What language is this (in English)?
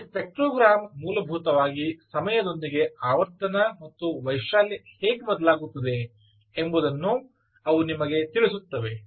Kannada